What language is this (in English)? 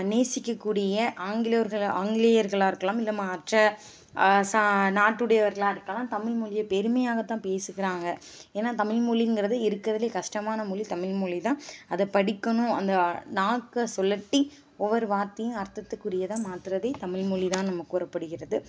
Tamil